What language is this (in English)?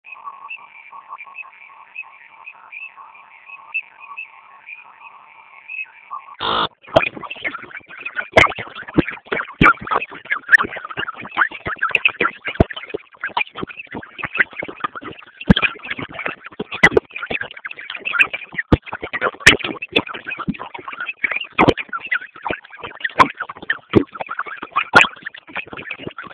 Swahili